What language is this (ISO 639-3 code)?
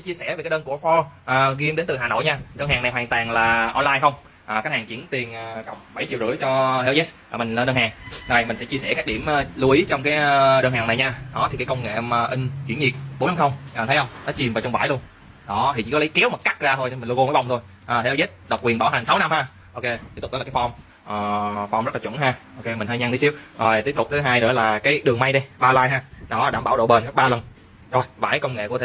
vie